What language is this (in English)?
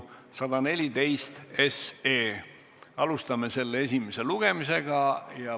Estonian